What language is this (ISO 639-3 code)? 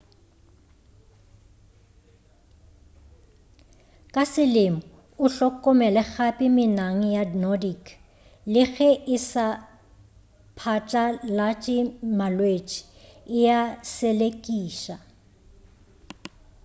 nso